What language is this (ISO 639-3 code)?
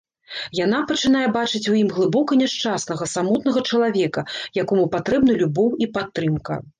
bel